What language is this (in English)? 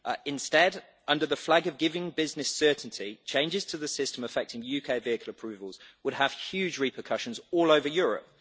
English